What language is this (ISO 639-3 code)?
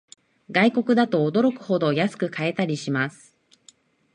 jpn